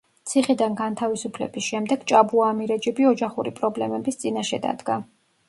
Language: Georgian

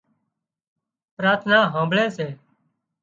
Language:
Wadiyara Koli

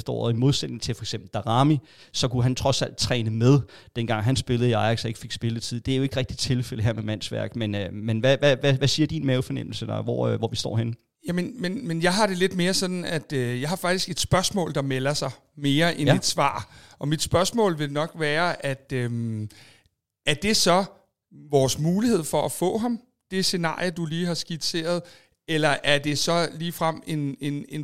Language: Danish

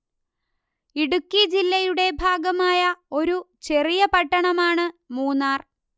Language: Malayalam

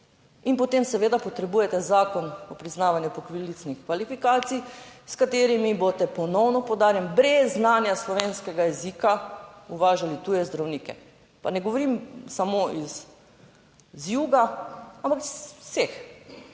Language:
Slovenian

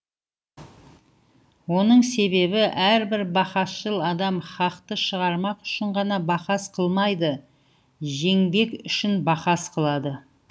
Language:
Kazakh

